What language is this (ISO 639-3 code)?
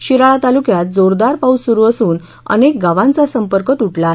mar